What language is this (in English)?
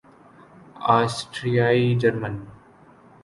Urdu